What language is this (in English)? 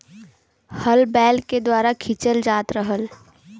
Bhojpuri